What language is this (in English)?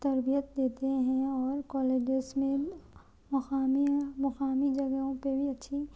Urdu